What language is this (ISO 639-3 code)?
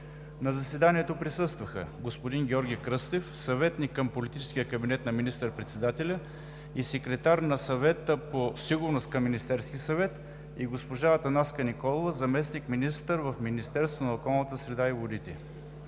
bul